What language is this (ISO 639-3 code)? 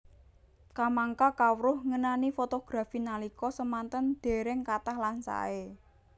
jav